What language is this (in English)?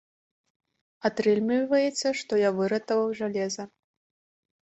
Belarusian